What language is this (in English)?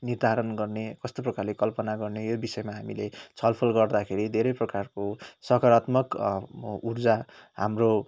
Nepali